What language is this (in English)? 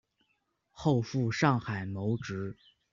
Chinese